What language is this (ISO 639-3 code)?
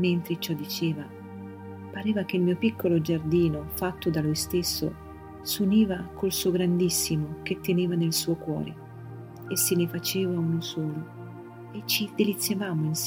ita